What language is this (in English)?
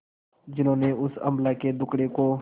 Hindi